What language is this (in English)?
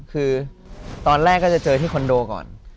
Thai